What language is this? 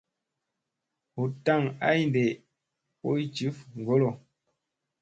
Musey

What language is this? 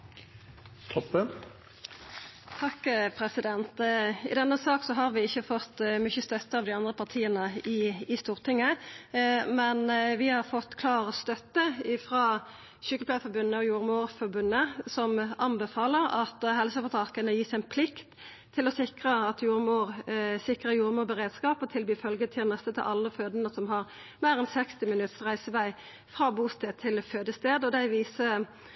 Norwegian Nynorsk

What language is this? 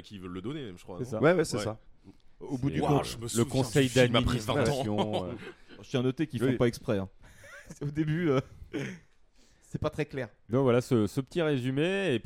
French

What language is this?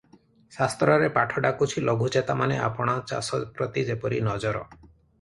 Odia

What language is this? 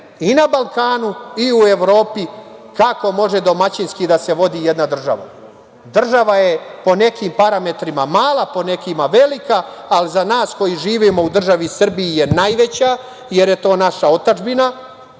Serbian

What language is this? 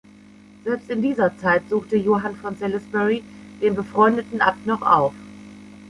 German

